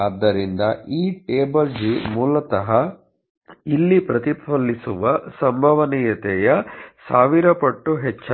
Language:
Kannada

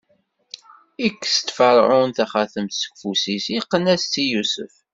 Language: Kabyle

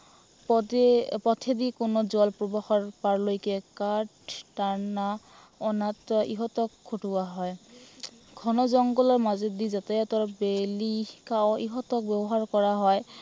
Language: Assamese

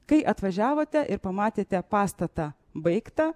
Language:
Lithuanian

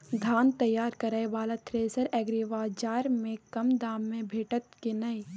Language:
Maithili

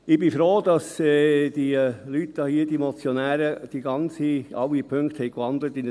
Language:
Swiss German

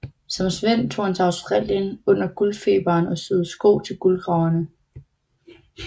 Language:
Danish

